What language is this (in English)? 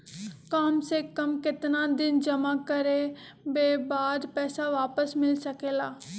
Magahi